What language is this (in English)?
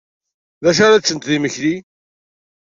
Kabyle